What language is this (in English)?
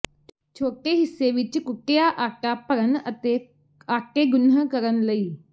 Punjabi